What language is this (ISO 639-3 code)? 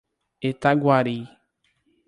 por